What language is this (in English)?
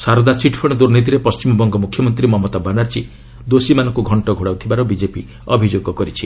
Odia